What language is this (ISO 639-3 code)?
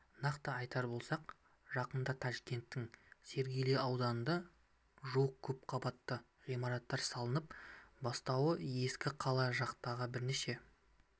kaz